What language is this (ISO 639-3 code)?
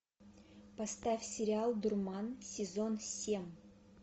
rus